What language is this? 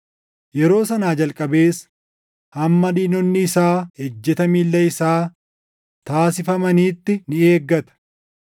Oromo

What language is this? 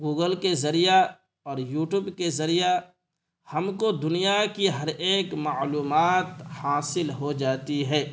Urdu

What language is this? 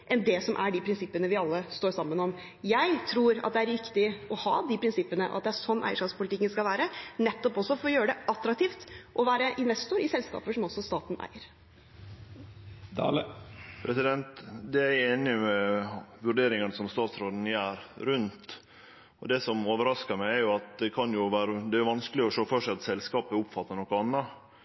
Norwegian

